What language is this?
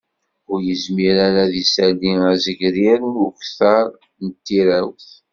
Kabyle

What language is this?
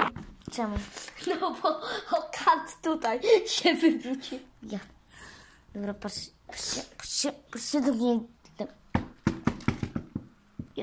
Polish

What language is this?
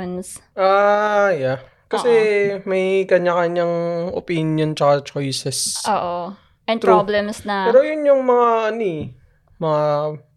Filipino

